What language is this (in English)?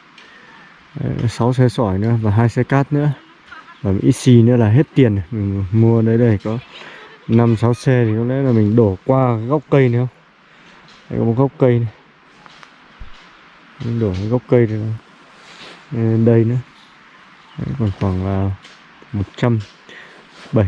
Vietnamese